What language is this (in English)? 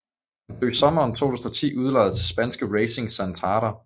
Danish